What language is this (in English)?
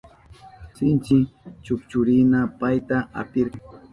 Southern Pastaza Quechua